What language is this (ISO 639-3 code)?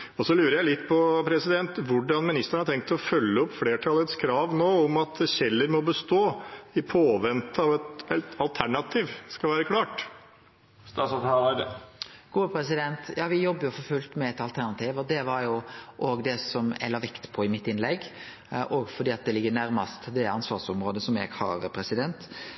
nor